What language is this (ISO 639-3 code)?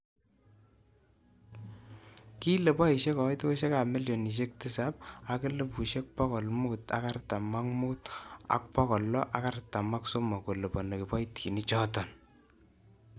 kln